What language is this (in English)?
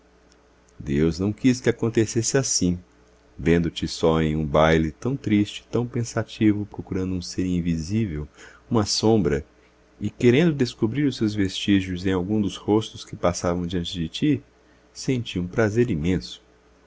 Portuguese